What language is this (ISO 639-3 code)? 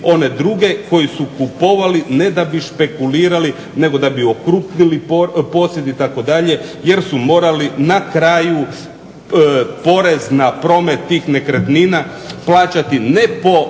hrv